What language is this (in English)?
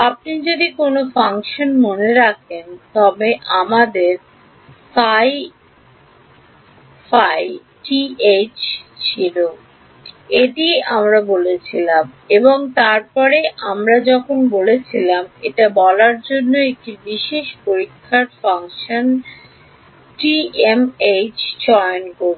Bangla